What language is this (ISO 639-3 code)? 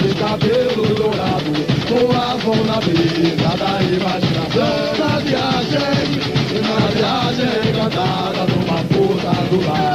por